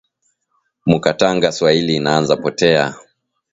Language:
Swahili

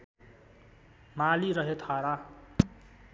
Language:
Nepali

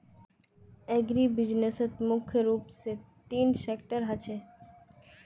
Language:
Magahi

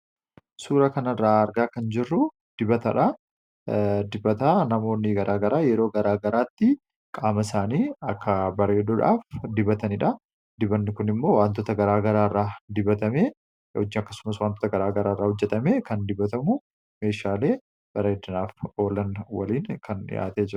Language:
Oromo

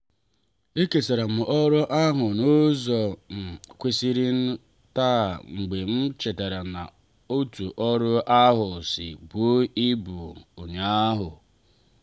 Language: Igbo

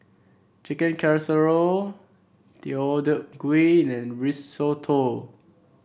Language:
English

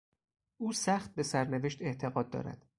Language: Persian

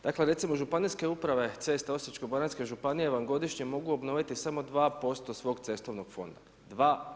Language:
Croatian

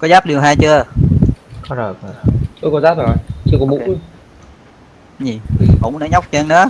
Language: Vietnamese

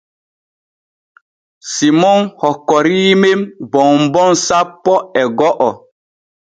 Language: Borgu Fulfulde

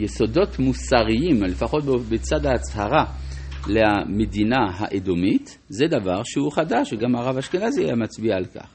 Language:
Hebrew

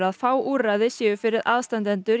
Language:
Icelandic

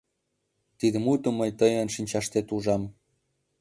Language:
Mari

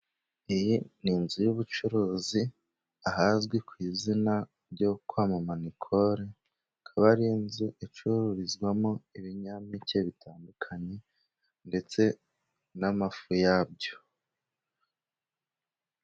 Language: Kinyarwanda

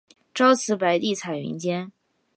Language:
Chinese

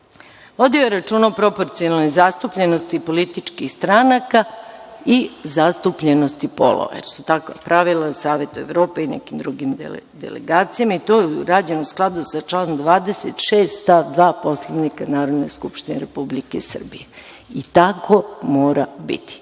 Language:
Serbian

